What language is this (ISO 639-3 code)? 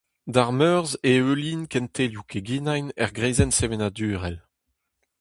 bre